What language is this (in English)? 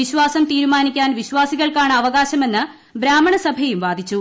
Malayalam